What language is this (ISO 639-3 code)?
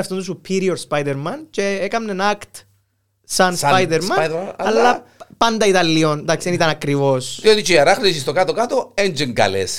ell